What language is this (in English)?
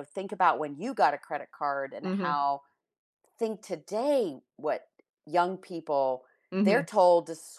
English